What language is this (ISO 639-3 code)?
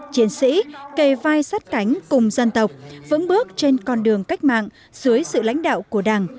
vie